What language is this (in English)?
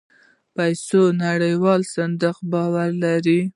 Pashto